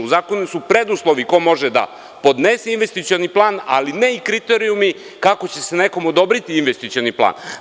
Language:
Serbian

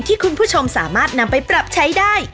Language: Thai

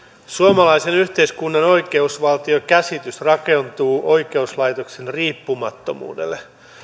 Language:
Finnish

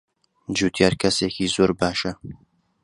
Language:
Central Kurdish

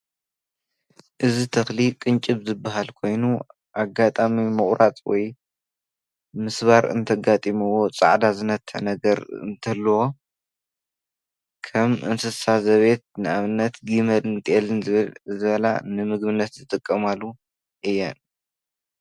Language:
Tigrinya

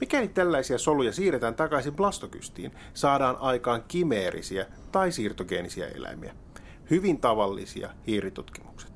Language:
Finnish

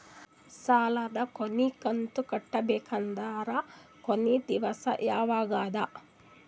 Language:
Kannada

